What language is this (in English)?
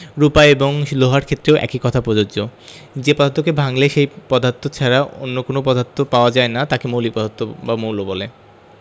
Bangla